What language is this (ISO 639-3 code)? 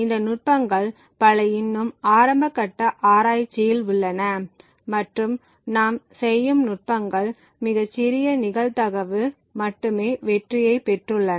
tam